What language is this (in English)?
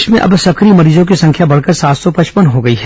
Hindi